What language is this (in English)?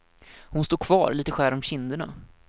Swedish